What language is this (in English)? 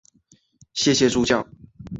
Chinese